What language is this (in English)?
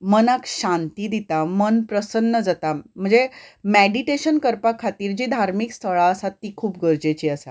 Konkani